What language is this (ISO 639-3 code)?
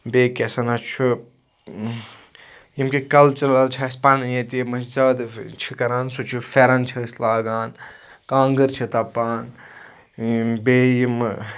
kas